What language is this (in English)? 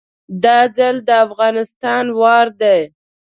Pashto